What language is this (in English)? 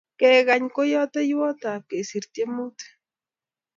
Kalenjin